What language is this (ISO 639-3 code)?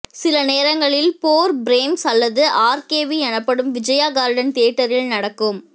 tam